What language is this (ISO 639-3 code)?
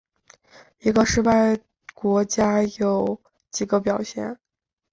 zho